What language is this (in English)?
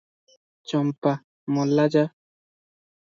Odia